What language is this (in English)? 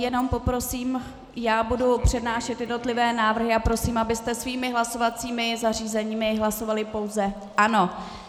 Czech